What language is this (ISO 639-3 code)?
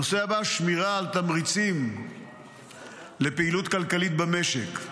heb